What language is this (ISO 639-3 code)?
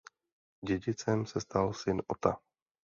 ces